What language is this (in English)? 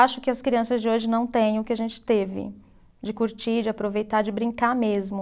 Portuguese